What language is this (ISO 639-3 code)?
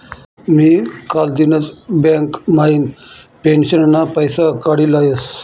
mar